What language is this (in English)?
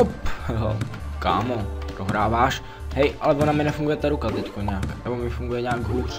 Czech